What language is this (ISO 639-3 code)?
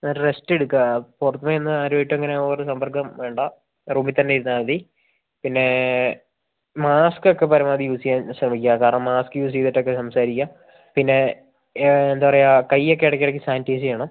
mal